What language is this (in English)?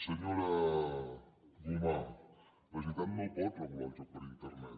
Catalan